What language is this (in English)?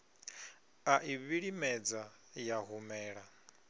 Venda